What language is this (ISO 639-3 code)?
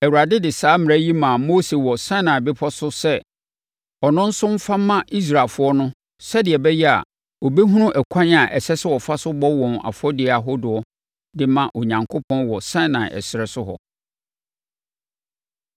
aka